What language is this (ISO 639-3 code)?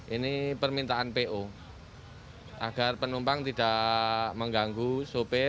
ind